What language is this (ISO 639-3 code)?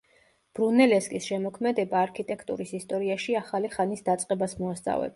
kat